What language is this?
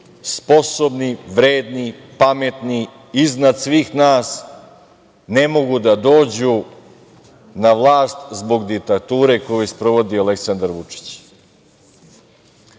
Serbian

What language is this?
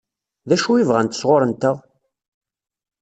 Kabyle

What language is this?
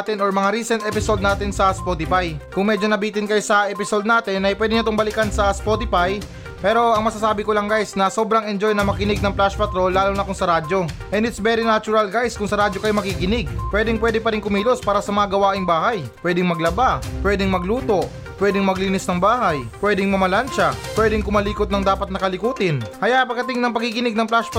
Filipino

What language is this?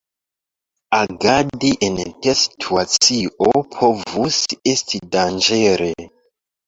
Esperanto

